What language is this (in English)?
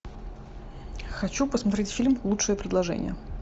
Russian